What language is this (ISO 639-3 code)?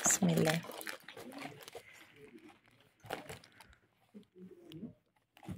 ara